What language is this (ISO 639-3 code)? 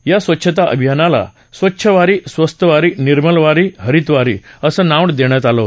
mar